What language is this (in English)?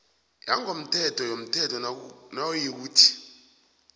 South Ndebele